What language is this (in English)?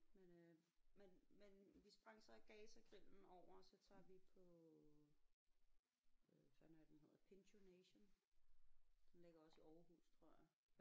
Danish